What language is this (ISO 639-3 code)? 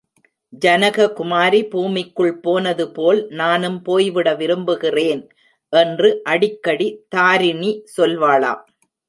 tam